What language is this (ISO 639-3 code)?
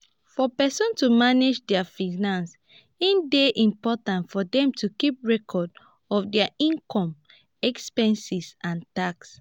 pcm